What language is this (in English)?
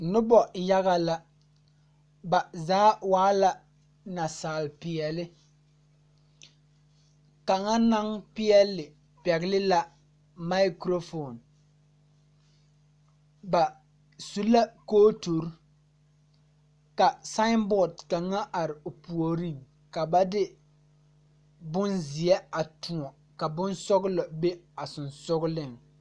Southern Dagaare